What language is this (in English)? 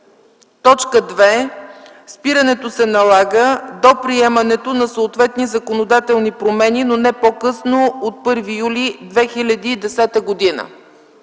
Bulgarian